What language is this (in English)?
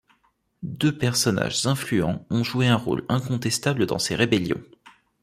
French